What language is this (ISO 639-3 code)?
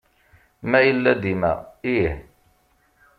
kab